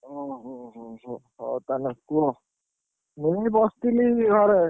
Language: Odia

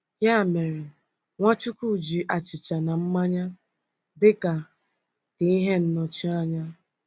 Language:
Igbo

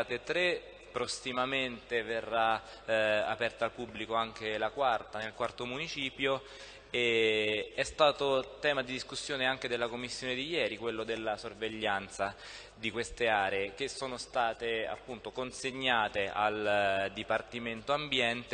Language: Italian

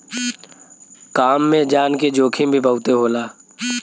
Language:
Bhojpuri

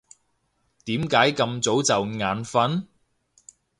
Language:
Cantonese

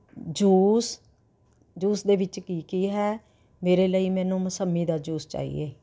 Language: Punjabi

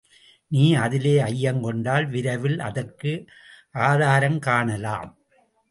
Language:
Tamil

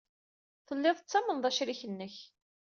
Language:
Kabyle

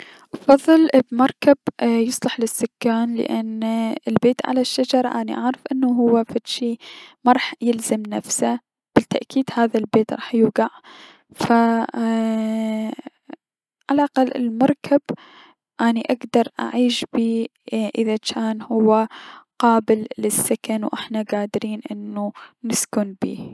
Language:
Mesopotamian Arabic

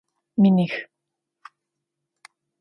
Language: Adyghe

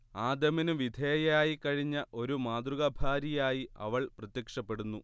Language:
Malayalam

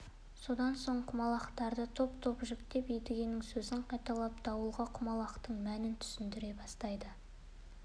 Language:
Kazakh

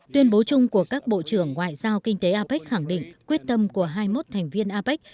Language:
Vietnamese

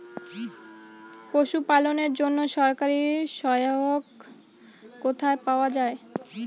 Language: Bangla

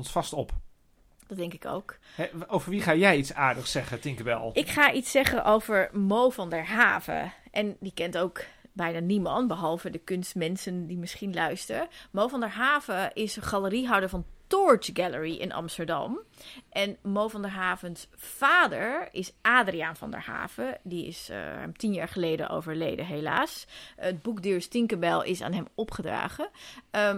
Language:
Dutch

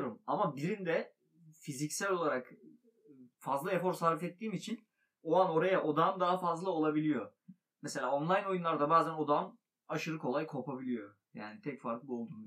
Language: Turkish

